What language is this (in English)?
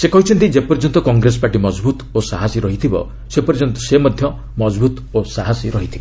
Odia